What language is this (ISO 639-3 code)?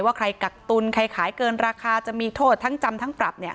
tha